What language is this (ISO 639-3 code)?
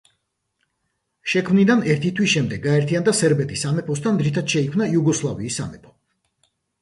kat